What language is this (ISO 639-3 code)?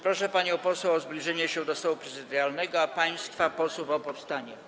pol